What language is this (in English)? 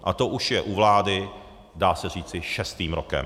Czech